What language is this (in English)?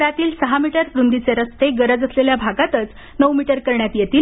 Marathi